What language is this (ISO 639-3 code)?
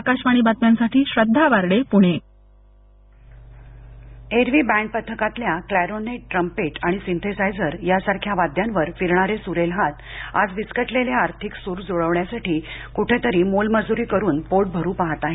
mar